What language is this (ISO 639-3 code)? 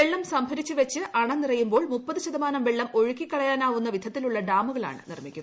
mal